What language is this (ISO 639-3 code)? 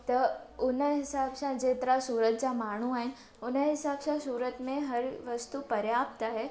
snd